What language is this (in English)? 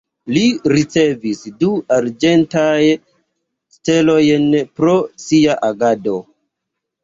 Esperanto